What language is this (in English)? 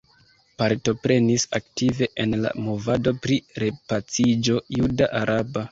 Esperanto